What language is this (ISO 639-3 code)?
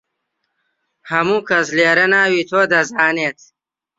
ckb